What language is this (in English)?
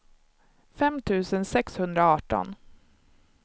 Swedish